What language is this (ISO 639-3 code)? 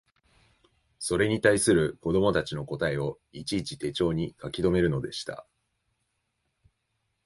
jpn